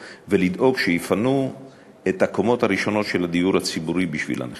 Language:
Hebrew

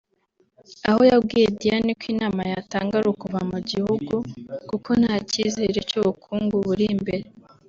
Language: Kinyarwanda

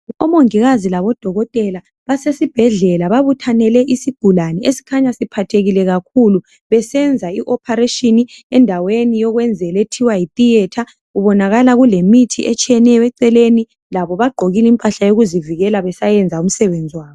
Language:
North Ndebele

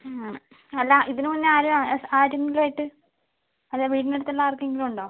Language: Malayalam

